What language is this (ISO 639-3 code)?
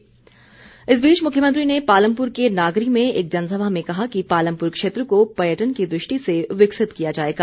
hin